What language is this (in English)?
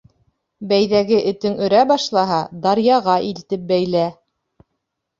Bashkir